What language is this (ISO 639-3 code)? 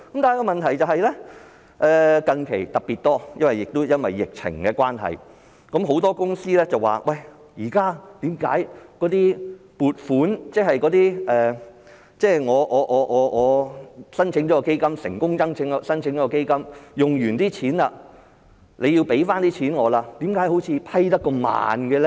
yue